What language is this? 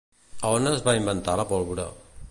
Catalan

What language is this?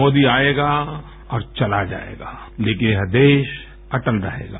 Hindi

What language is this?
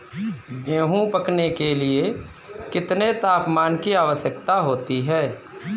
Hindi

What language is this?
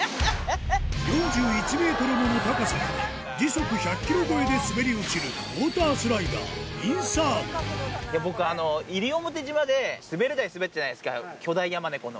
Japanese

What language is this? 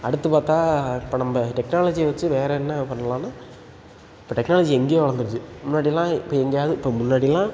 Tamil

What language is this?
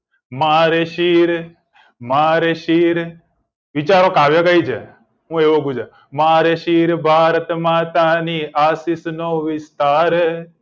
Gujarati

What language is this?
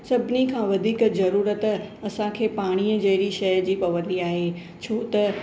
Sindhi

